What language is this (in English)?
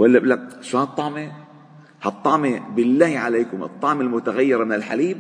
Arabic